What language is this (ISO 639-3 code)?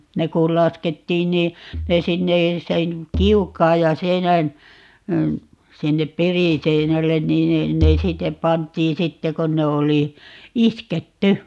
fin